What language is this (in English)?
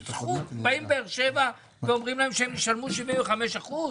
Hebrew